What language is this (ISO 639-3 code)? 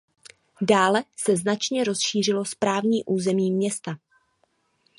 ces